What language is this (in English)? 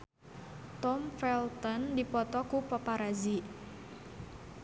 Sundanese